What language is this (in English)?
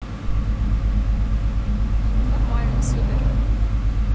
Russian